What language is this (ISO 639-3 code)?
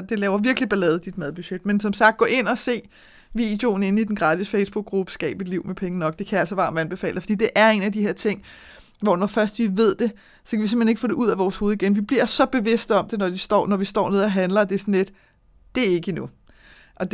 dan